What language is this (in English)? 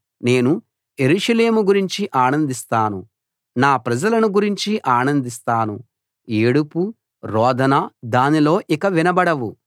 Telugu